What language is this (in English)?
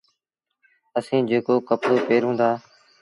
Sindhi Bhil